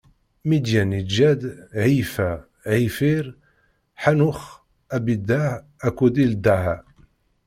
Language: Kabyle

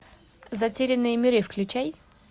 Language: Russian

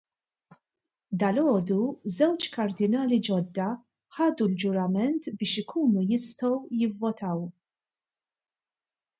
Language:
Maltese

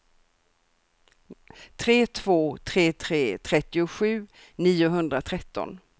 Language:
Swedish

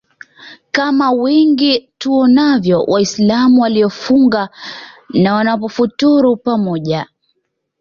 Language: Swahili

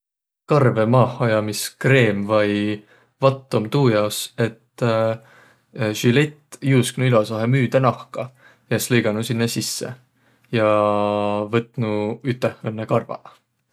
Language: Võro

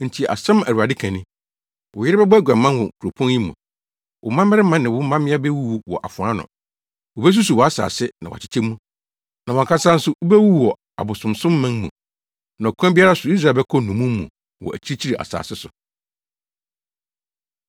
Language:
Akan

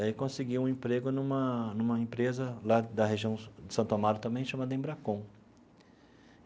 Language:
Portuguese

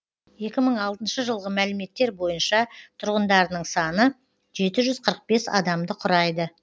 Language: Kazakh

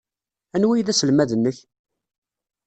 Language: Kabyle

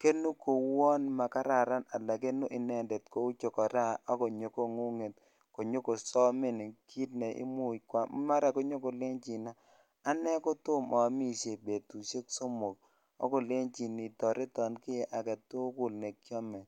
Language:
Kalenjin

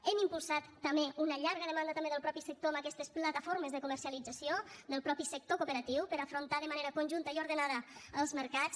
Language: Catalan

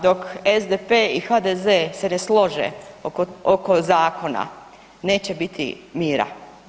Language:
Croatian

